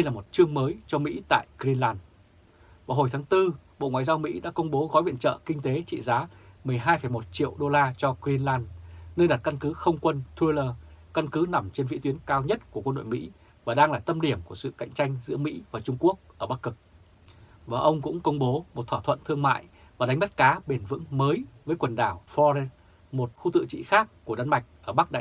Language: Vietnamese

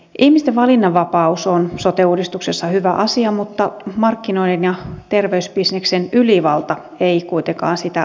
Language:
Finnish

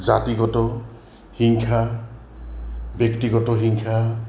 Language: Assamese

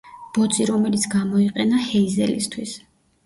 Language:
Georgian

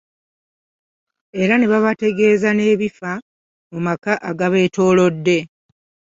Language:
Ganda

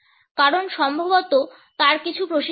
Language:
Bangla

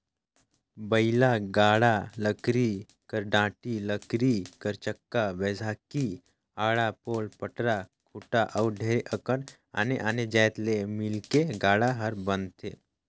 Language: Chhattisgarhi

